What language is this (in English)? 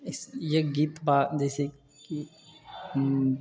Maithili